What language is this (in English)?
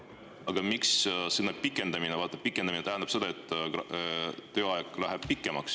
Estonian